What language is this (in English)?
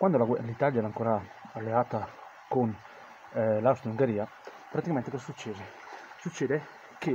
Italian